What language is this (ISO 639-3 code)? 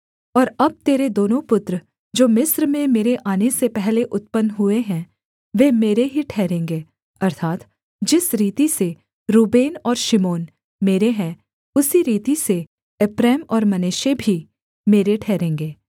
hin